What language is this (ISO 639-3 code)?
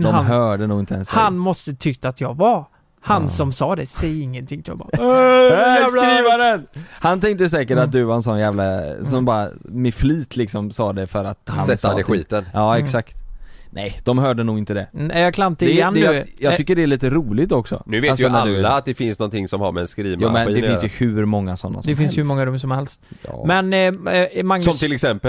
swe